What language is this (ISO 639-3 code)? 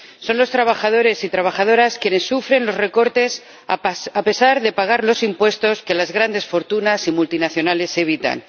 spa